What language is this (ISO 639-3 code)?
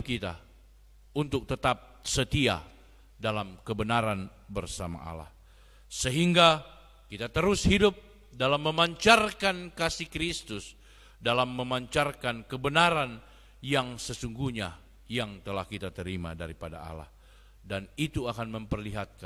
ind